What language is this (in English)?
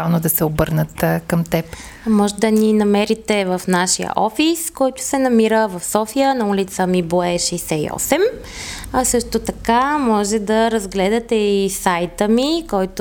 Bulgarian